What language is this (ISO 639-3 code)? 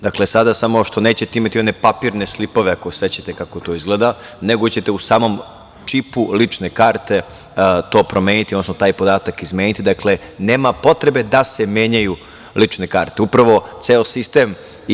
srp